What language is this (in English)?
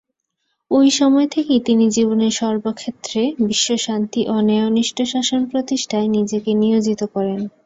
Bangla